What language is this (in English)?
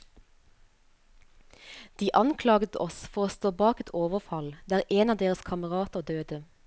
Norwegian